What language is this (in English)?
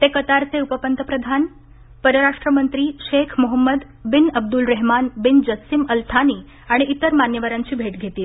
Marathi